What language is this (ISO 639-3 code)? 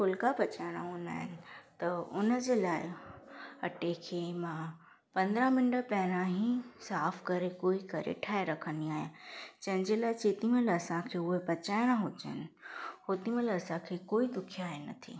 snd